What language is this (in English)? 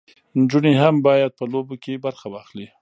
Pashto